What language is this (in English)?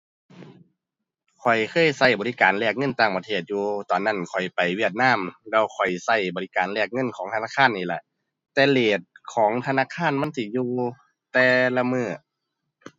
Thai